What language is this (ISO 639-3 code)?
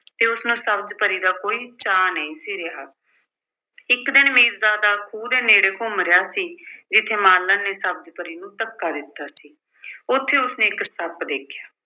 pan